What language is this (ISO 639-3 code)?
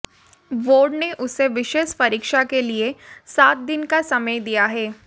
hin